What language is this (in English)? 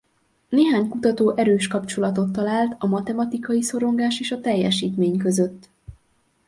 Hungarian